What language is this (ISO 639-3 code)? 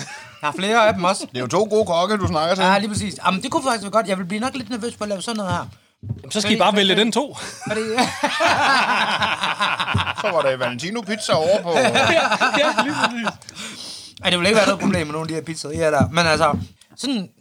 dan